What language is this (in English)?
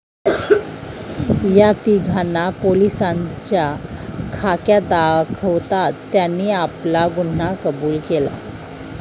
Marathi